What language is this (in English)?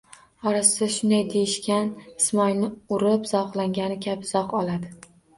Uzbek